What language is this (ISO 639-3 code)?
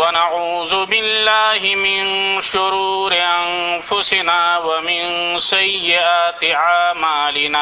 urd